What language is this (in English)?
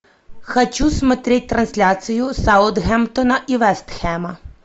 Russian